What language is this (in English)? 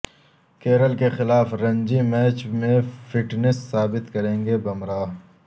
Urdu